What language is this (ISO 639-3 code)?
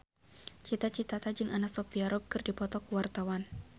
sun